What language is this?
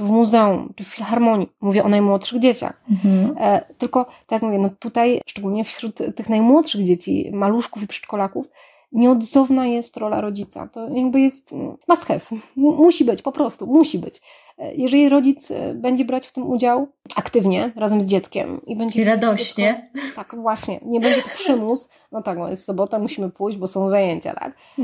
Polish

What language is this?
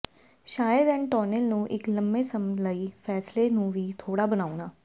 Punjabi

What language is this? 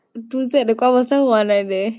Assamese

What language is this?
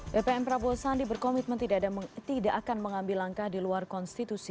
Indonesian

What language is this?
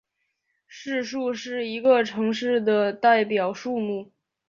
Chinese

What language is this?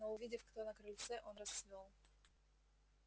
Russian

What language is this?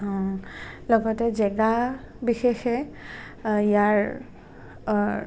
Assamese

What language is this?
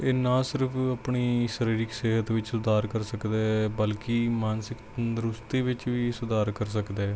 Punjabi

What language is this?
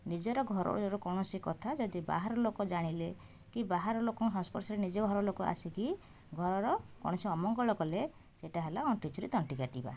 Odia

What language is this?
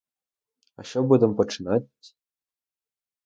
Ukrainian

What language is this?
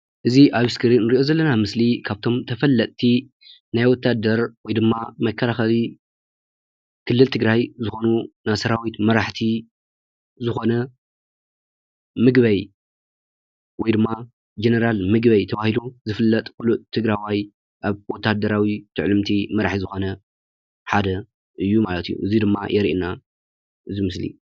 Tigrinya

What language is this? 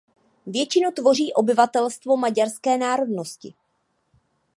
Czech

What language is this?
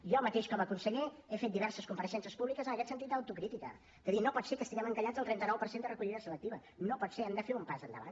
Catalan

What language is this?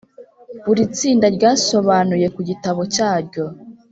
Kinyarwanda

